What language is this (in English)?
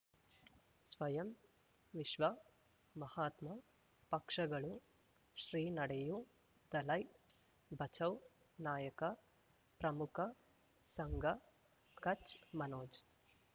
Kannada